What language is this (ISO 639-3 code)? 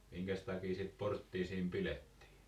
fin